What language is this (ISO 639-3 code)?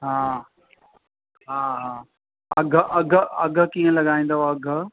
snd